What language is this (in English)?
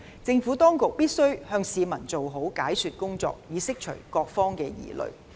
Cantonese